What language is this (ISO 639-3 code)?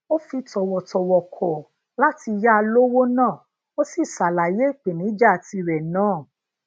yor